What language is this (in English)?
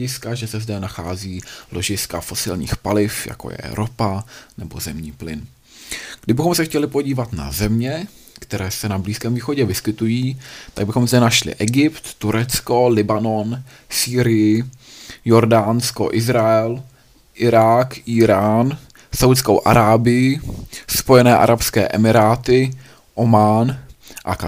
Czech